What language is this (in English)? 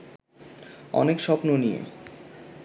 Bangla